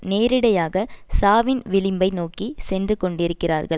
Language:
Tamil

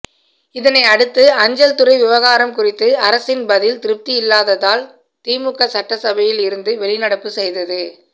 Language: Tamil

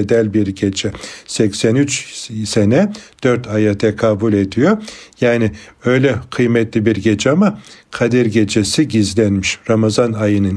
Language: Turkish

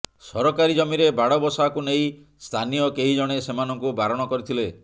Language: Odia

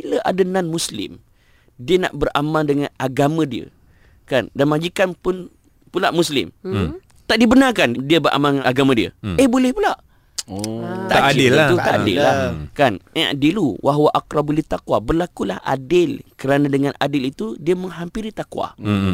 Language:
Malay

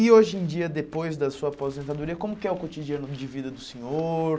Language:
Portuguese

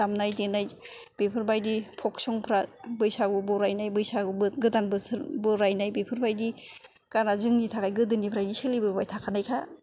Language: Bodo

